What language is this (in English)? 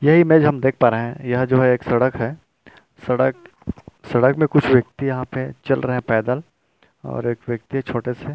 Hindi